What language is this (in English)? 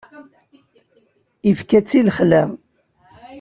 Kabyle